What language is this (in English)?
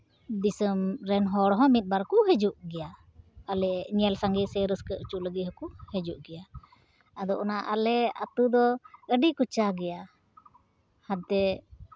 Santali